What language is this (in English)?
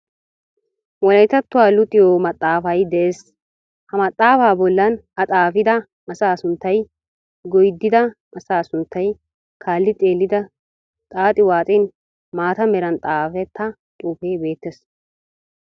Wolaytta